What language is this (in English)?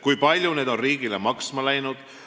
Estonian